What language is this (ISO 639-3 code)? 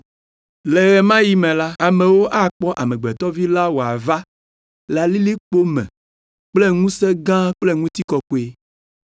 ewe